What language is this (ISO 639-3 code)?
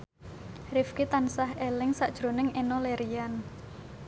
jav